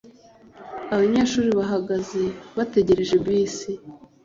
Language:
Kinyarwanda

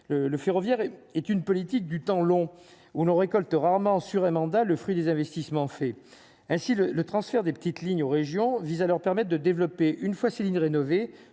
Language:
French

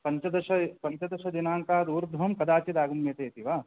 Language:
Sanskrit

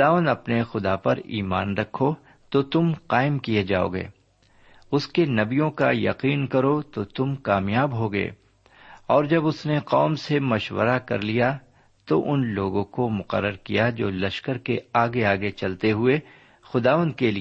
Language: Urdu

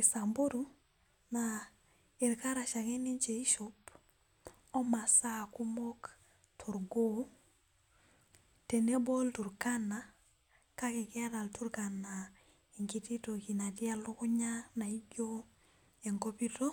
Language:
Masai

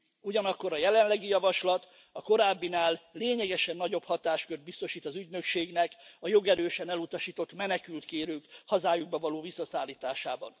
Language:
Hungarian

